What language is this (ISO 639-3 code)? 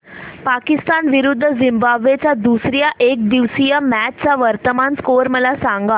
mar